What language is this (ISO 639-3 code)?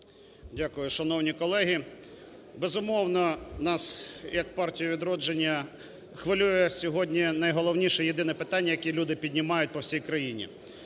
ukr